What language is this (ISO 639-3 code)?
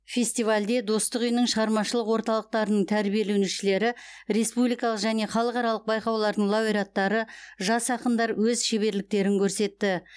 kaz